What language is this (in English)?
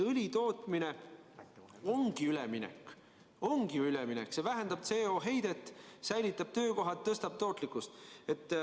Estonian